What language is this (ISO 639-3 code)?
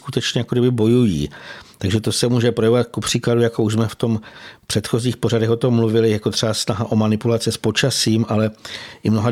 ces